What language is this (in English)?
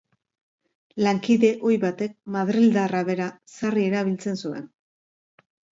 Basque